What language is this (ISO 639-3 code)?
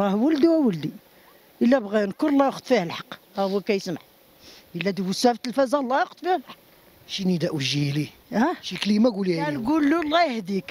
ara